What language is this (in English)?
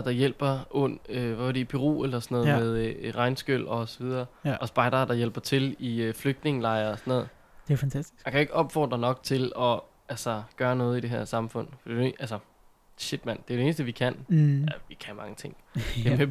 Danish